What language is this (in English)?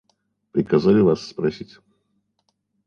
Russian